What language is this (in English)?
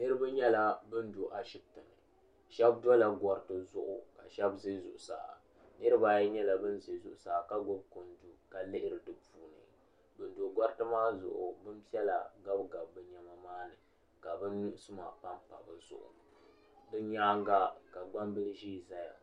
Dagbani